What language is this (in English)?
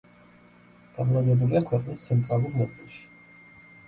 Georgian